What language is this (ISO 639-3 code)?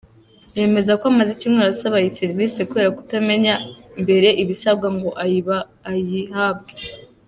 kin